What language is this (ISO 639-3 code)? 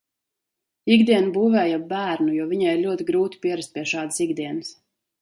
lav